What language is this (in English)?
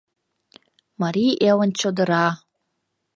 Mari